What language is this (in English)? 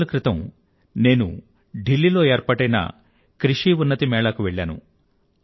Telugu